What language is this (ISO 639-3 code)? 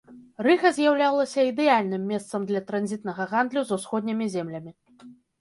bel